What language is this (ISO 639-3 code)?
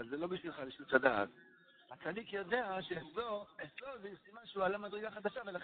heb